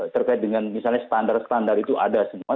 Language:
Indonesian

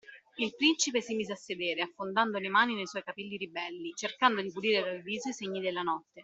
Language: Italian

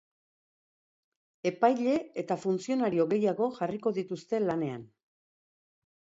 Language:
Basque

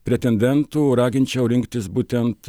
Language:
Lithuanian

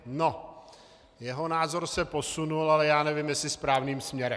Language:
Czech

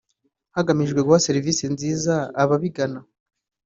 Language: Kinyarwanda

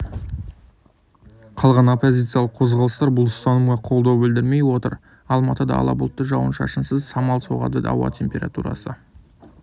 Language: Kazakh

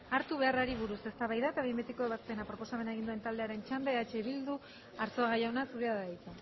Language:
Basque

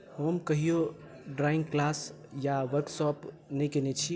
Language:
Maithili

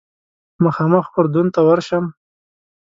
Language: Pashto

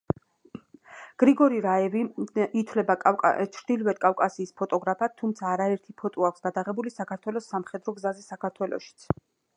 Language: Georgian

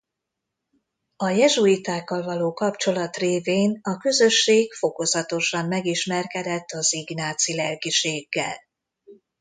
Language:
Hungarian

